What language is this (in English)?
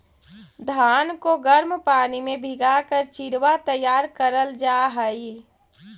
Magahi